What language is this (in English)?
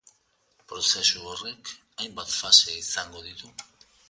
Basque